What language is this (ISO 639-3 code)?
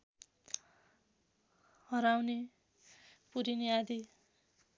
nep